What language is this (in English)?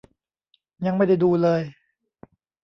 Thai